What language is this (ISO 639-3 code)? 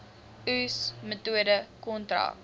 afr